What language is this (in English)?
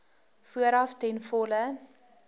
Afrikaans